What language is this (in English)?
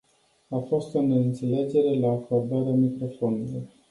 Romanian